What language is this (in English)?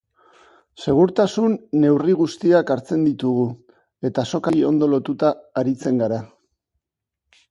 Basque